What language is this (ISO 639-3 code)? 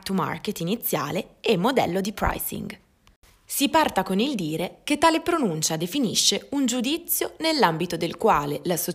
ita